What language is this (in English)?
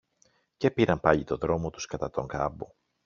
Greek